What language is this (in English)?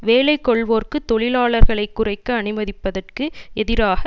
Tamil